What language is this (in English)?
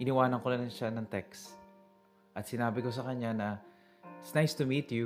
Filipino